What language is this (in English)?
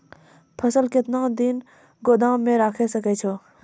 Maithili